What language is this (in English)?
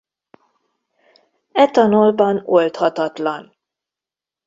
Hungarian